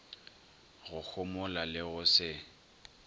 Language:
Northern Sotho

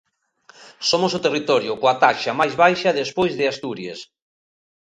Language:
Galician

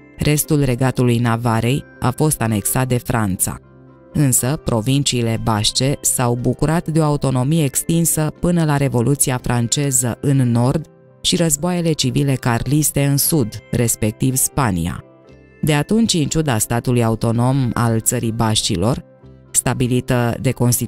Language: Romanian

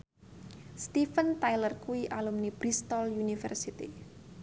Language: Javanese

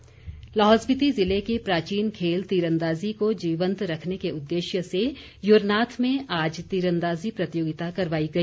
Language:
Hindi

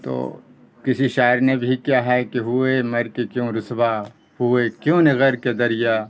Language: Urdu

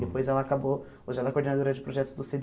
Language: Portuguese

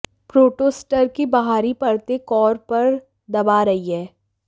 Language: Hindi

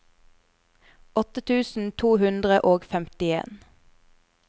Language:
Norwegian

